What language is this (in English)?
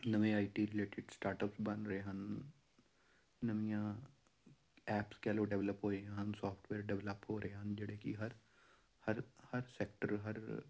Punjabi